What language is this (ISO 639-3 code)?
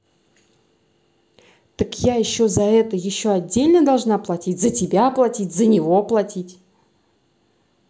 rus